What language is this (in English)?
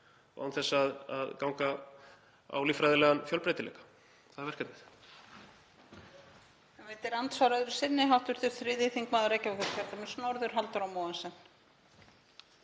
Icelandic